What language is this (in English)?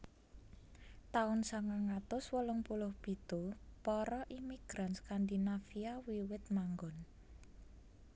Javanese